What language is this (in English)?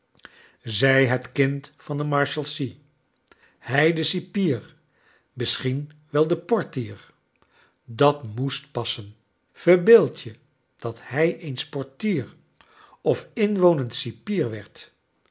Dutch